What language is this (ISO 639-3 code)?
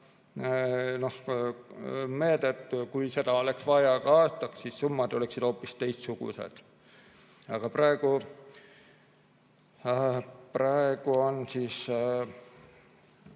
est